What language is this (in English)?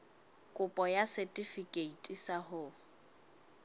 Southern Sotho